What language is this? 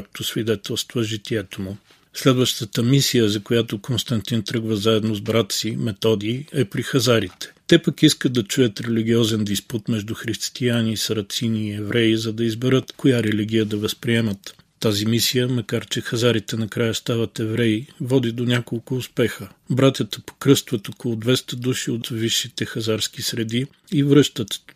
Bulgarian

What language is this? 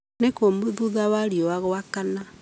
Kikuyu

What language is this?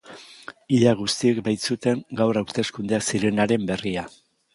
Basque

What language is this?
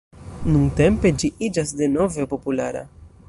Esperanto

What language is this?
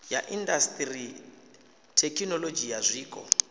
Venda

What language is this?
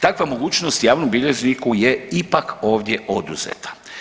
Croatian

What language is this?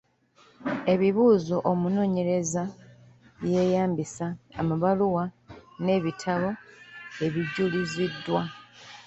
Ganda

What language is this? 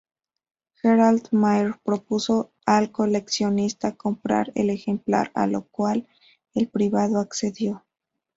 Spanish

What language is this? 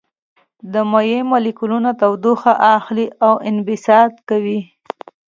Pashto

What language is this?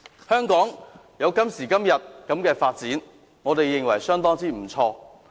Cantonese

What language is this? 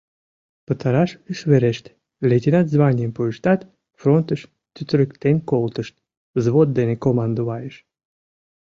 Mari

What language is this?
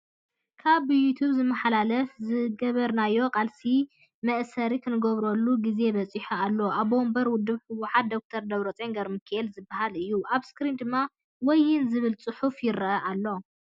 Tigrinya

